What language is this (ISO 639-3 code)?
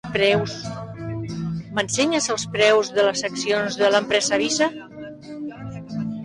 cat